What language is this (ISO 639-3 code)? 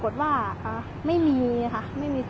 tha